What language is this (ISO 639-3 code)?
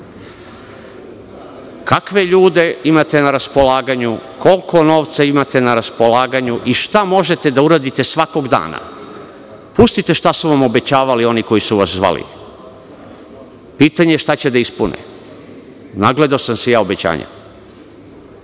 srp